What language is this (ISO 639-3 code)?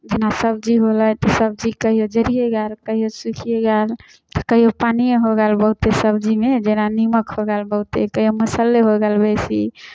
mai